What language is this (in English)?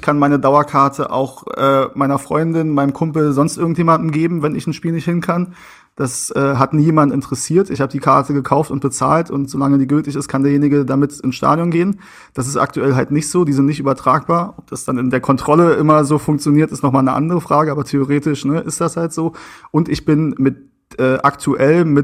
German